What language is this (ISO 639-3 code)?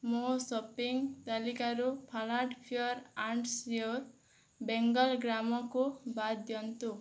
ori